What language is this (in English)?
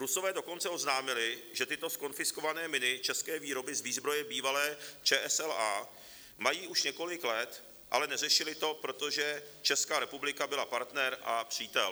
Czech